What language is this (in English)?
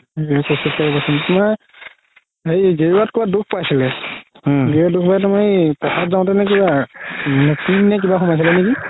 Assamese